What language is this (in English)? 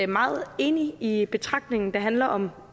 Danish